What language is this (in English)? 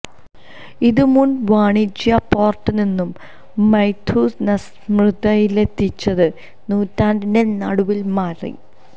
Malayalam